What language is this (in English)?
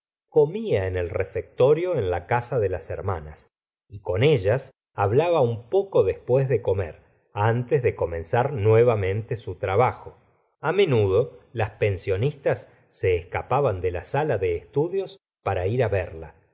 Spanish